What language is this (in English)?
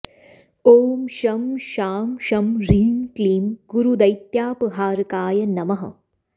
Sanskrit